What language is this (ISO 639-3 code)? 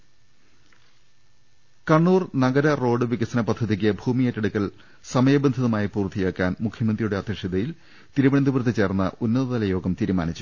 mal